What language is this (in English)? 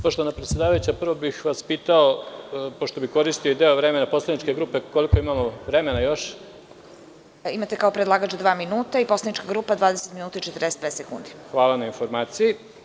Serbian